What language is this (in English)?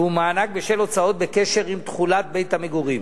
Hebrew